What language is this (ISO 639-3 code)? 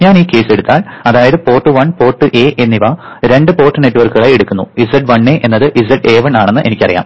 mal